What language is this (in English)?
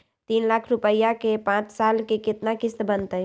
Magahi